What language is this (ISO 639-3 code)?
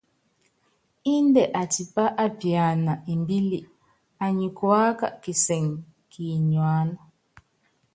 yav